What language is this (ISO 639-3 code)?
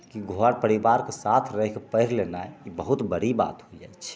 mai